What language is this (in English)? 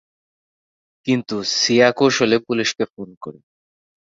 Bangla